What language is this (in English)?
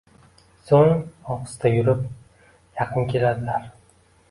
Uzbek